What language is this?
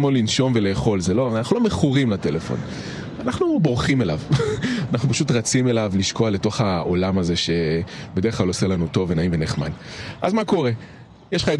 Hebrew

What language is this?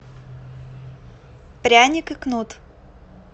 Russian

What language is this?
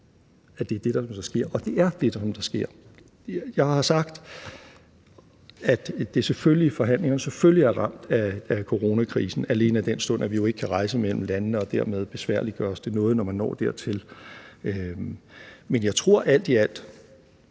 Danish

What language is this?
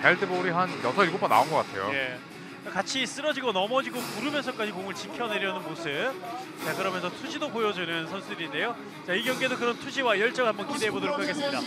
Korean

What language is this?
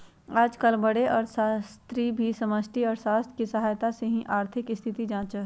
Magahi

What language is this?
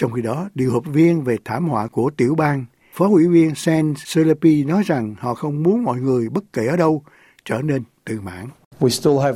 Vietnamese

